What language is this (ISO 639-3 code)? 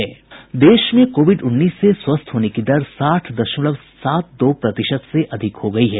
hin